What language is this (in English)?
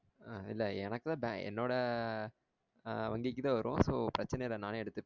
Tamil